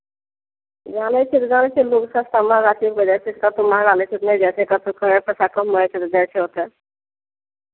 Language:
Maithili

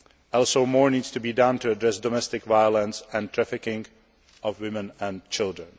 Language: English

